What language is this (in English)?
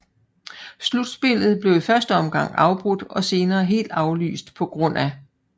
Danish